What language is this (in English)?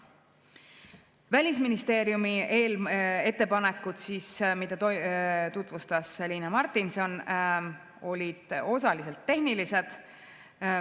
Estonian